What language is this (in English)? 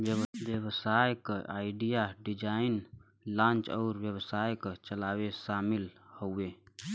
Bhojpuri